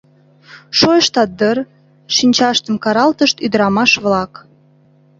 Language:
Mari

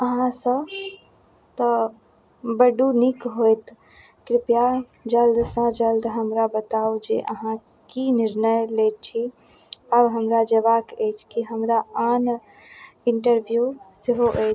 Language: Maithili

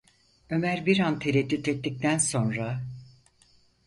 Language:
Turkish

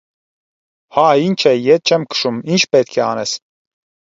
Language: Armenian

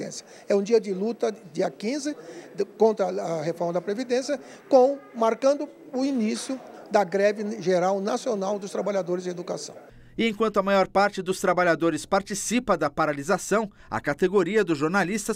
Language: Portuguese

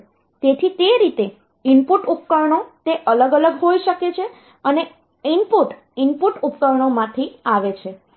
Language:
Gujarati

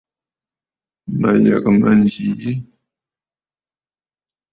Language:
Bafut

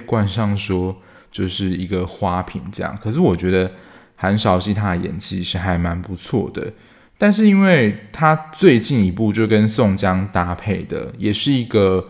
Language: Chinese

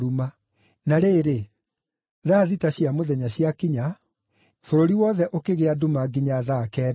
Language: Kikuyu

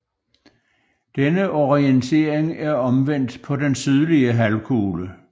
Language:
Danish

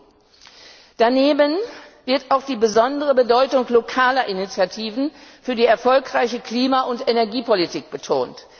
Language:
German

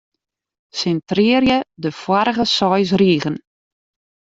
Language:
Western Frisian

